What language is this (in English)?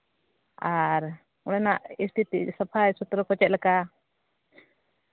Santali